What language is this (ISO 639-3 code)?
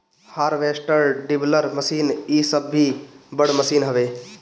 bho